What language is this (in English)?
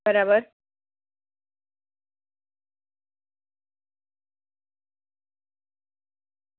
Gujarati